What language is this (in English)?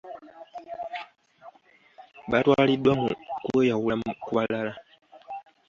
Ganda